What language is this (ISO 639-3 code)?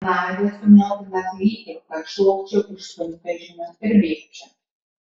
lit